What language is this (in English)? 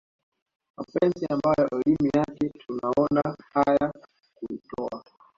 Swahili